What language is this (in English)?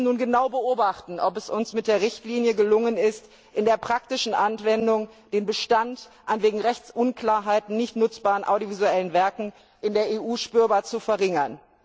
German